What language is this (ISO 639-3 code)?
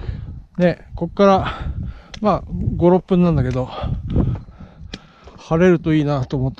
jpn